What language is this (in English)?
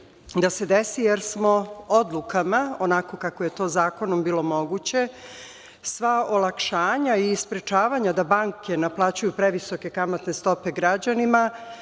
Serbian